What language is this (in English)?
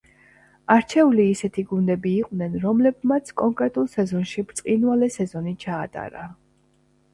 Georgian